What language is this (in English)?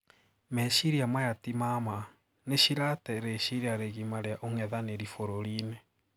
Kikuyu